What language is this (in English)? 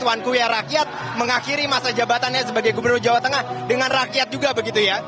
Indonesian